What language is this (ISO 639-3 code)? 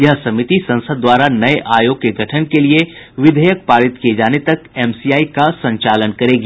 hin